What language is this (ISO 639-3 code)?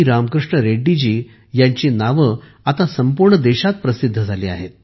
mar